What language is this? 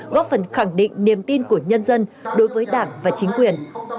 Vietnamese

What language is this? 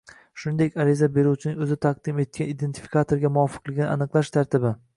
Uzbek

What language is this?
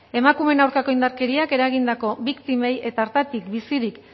Basque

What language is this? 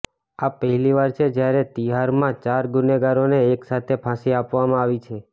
Gujarati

